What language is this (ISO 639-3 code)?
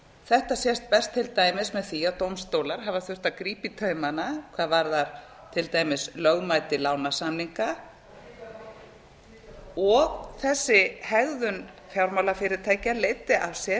isl